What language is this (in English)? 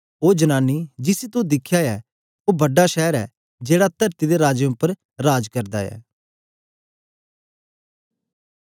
Dogri